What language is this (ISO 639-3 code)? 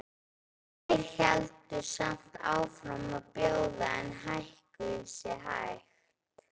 isl